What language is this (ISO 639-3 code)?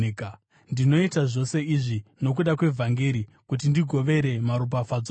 sna